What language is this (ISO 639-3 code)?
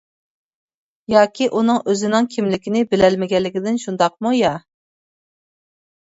uig